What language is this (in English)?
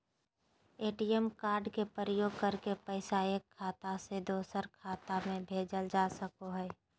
Magahi